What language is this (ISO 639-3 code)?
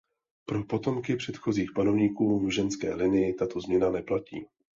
ces